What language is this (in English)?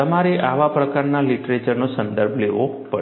Gujarati